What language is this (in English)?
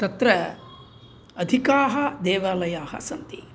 Sanskrit